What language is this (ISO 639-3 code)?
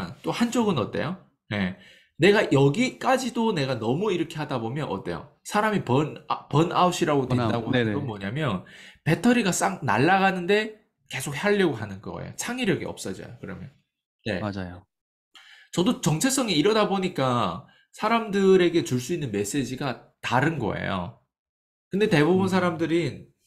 kor